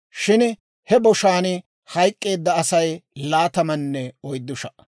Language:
Dawro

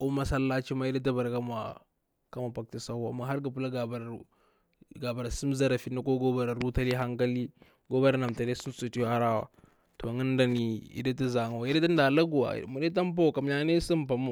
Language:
Bura-Pabir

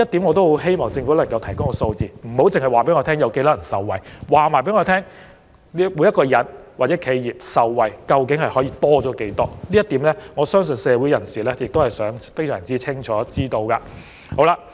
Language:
Cantonese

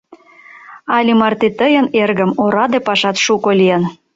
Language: Mari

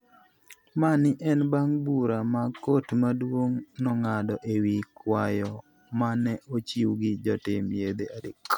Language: Luo (Kenya and Tanzania)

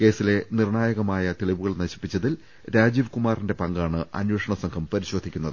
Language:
Malayalam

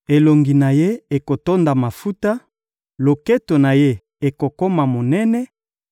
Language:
Lingala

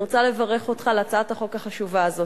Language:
Hebrew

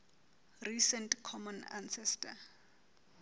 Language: Southern Sotho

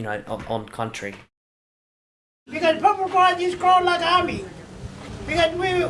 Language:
English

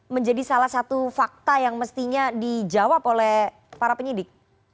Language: Indonesian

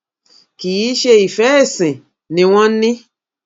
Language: Yoruba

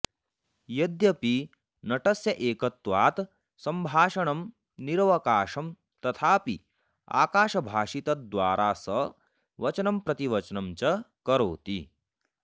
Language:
Sanskrit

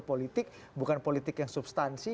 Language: Indonesian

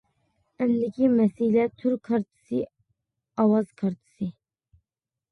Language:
Uyghur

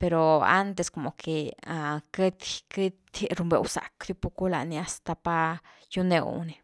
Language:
Güilá Zapotec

